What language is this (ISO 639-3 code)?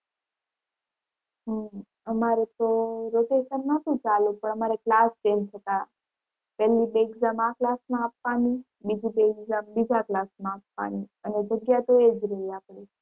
guj